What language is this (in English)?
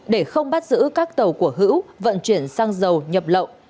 Vietnamese